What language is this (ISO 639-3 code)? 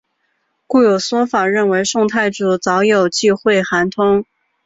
zho